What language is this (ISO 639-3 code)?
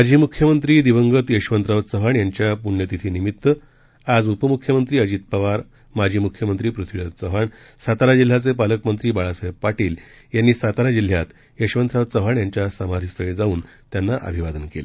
mar